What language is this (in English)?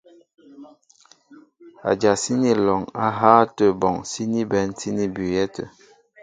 Mbo (Cameroon)